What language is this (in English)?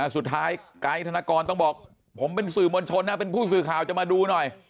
Thai